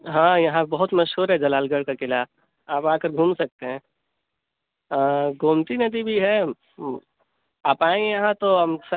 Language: Urdu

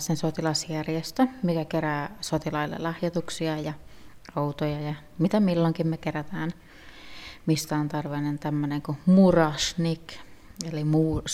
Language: Finnish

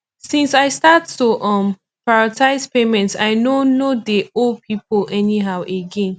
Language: Nigerian Pidgin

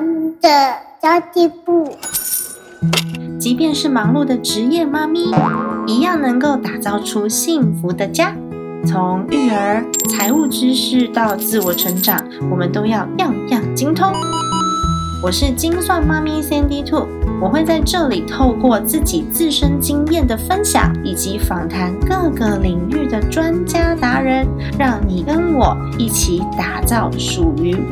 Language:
Chinese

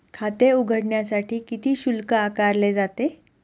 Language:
Marathi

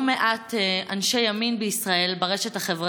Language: Hebrew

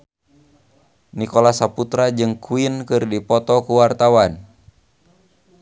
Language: Sundanese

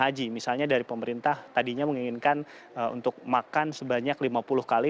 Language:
Indonesian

